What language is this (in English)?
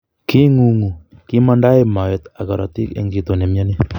Kalenjin